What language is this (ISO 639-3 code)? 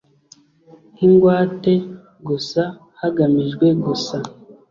kin